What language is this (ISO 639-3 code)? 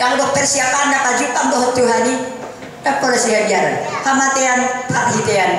ind